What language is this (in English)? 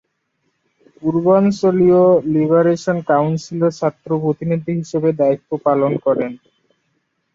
Bangla